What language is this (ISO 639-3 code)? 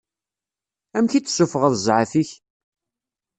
kab